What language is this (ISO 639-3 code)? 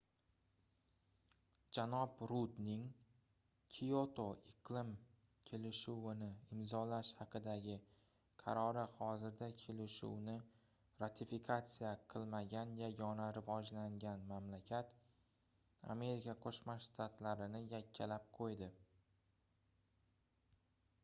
uzb